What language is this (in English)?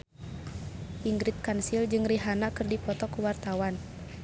Sundanese